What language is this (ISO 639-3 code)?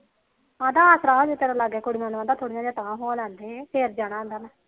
pan